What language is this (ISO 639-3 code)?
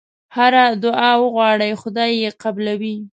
pus